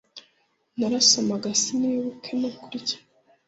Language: Kinyarwanda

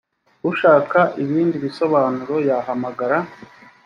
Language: Kinyarwanda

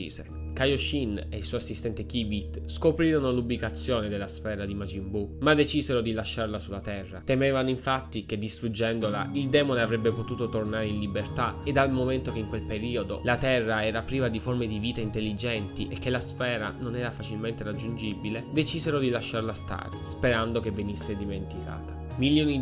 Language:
Italian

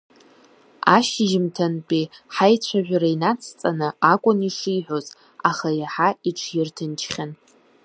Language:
Abkhazian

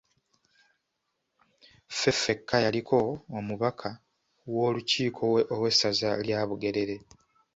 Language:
Ganda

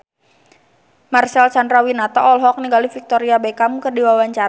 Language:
Sundanese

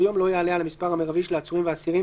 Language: Hebrew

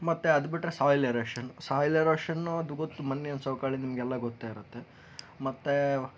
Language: Kannada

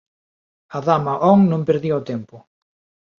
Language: Galician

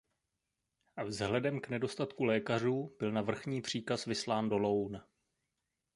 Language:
Czech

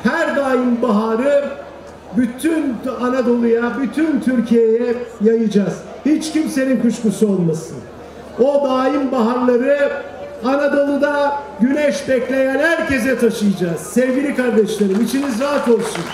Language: Turkish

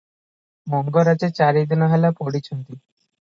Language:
Odia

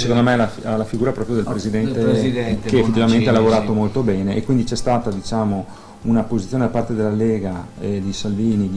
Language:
Italian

